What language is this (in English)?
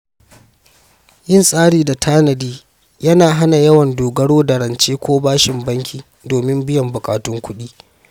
Hausa